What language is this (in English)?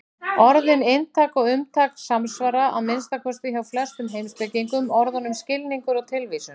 Icelandic